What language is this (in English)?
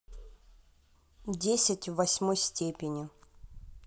Russian